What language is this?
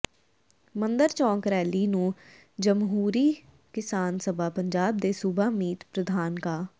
Punjabi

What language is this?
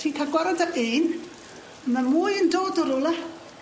Welsh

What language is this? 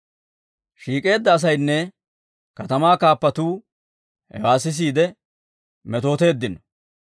Dawro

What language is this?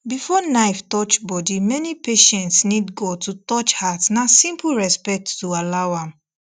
Nigerian Pidgin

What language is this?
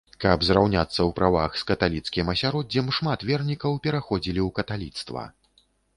Belarusian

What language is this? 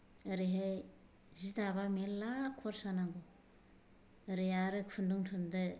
Bodo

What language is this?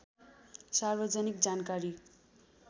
Nepali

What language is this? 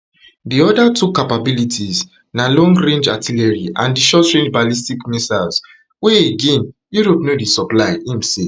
Nigerian Pidgin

